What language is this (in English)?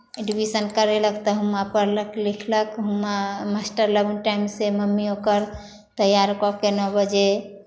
Maithili